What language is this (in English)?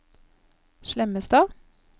Norwegian